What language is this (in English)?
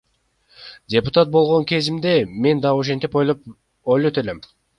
Kyrgyz